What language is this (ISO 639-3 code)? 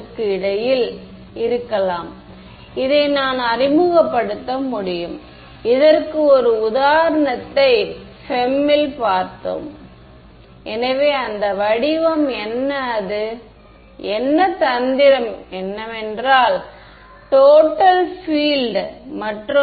tam